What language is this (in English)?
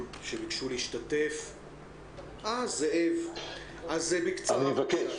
Hebrew